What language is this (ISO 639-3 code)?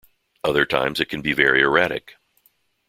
eng